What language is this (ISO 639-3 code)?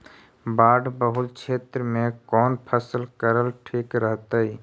mag